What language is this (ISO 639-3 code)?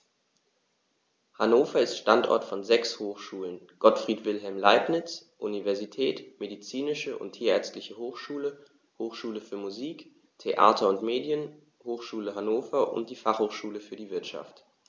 deu